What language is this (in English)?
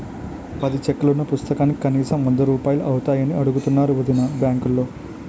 Telugu